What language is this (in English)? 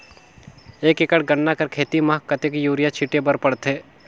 Chhattisgarhi